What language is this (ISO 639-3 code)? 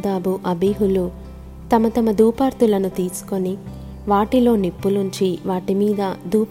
tel